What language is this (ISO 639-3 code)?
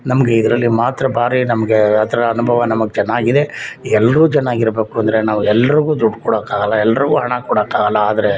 kan